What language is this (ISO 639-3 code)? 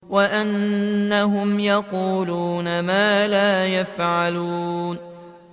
ara